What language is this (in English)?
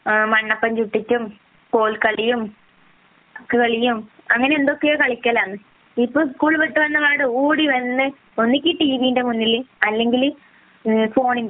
Malayalam